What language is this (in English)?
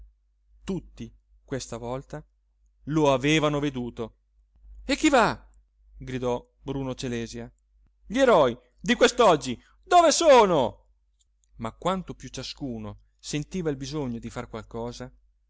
Italian